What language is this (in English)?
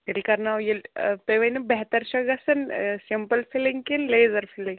Kashmiri